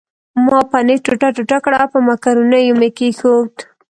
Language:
Pashto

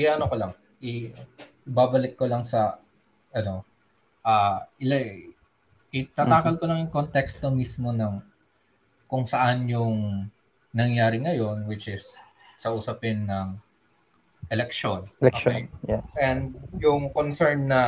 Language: Filipino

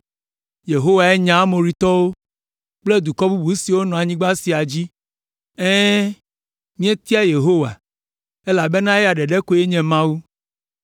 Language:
Ewe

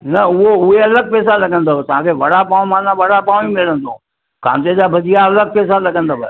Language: Sindhi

